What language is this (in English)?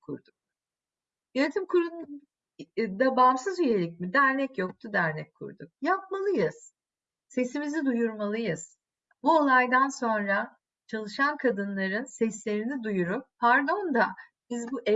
Turkish